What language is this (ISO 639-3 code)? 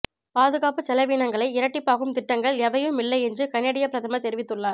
tam